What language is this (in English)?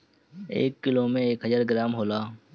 Bhojpuri